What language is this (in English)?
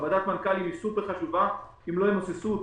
Hebrew